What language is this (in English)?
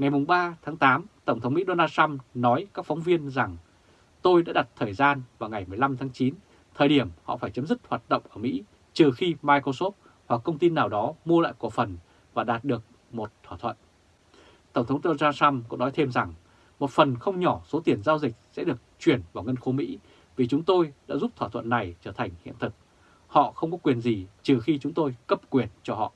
Vietnamese